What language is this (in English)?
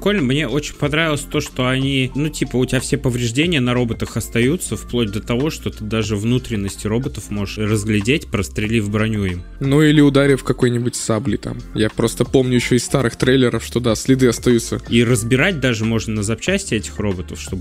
Russian